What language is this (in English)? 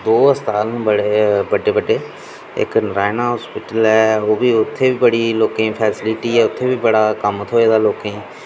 Dogri